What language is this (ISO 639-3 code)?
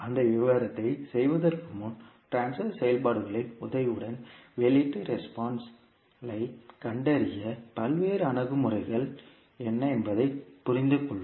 tam